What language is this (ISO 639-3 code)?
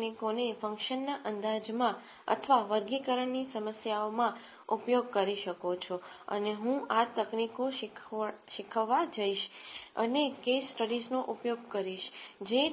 guj